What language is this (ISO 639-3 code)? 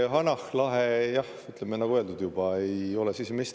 est